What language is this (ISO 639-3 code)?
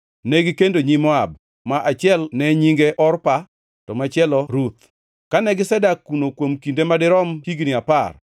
luo